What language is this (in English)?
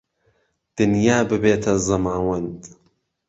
Central Kurdish